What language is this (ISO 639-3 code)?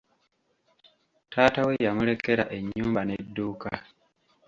lug